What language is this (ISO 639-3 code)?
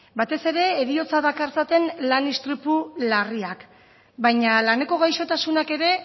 eus